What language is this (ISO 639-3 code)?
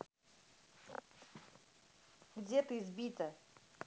rus